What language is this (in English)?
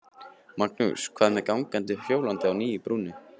Icelandic